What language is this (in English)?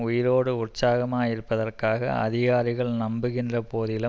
Tamil